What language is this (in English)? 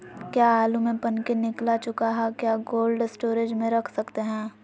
Magahi